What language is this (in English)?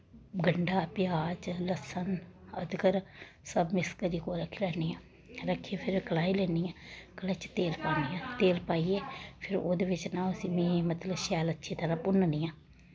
Dogri